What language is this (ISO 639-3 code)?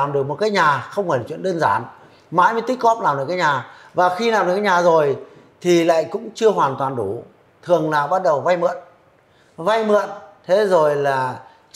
vie